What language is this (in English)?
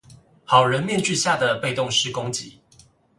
Chinese